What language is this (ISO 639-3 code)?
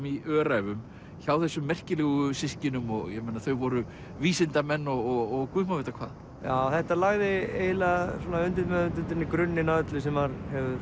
isl